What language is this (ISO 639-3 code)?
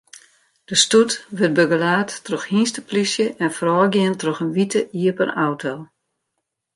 fry